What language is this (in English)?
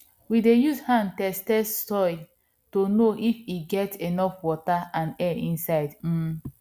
Nigerian Pidgin